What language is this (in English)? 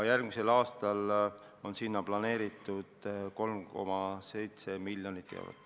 Estonian